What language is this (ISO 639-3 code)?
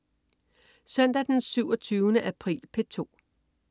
dan